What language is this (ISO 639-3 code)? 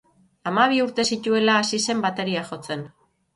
eus